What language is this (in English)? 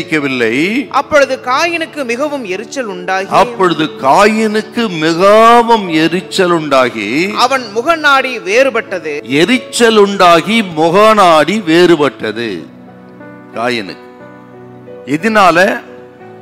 Arabic